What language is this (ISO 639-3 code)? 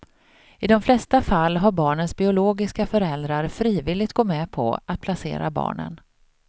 swe